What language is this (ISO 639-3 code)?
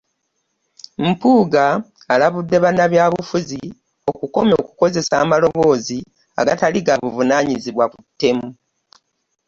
lug